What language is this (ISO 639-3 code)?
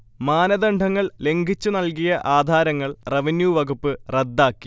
mal